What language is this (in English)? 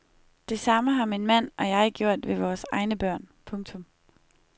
Danish